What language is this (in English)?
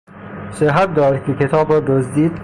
Persian